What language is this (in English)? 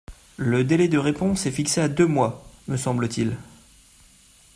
French